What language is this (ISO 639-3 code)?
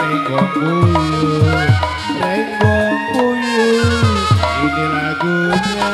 ind